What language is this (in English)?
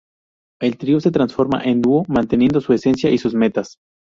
Spanish